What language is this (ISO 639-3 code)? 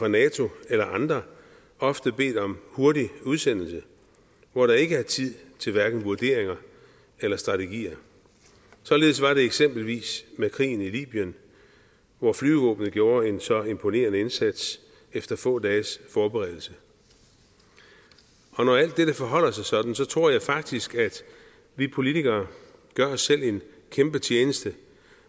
dan